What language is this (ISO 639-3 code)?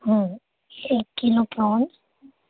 urd